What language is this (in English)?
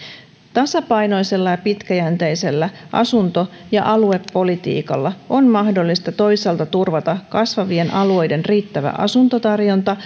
Finnish